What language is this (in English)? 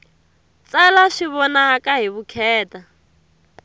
Tsonga